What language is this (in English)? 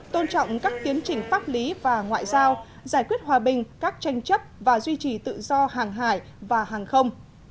Vietnamese